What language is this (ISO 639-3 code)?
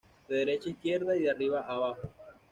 spa